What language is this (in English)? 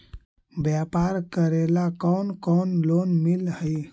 Magahi